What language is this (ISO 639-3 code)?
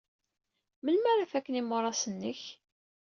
kab